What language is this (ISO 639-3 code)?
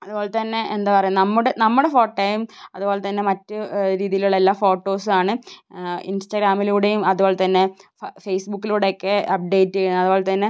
mal